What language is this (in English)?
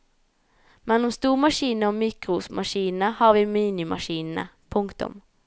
Norwegian